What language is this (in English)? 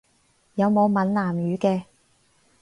Cantonese